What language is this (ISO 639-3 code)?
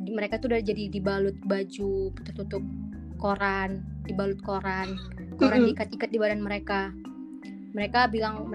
ind